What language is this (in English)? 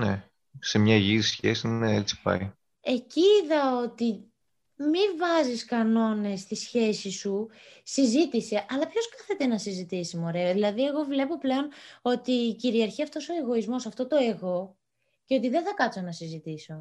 Greek